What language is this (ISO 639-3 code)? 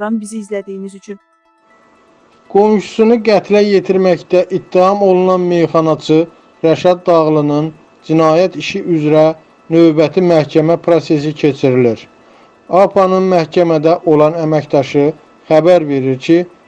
tur